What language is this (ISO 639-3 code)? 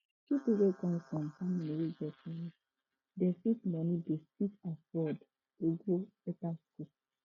pcm